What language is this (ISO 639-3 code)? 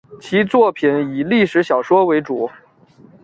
zho